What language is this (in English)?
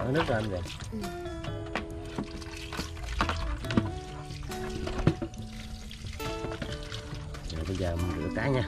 Vietnamese